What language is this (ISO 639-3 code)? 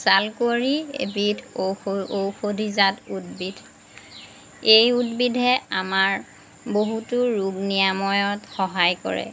asm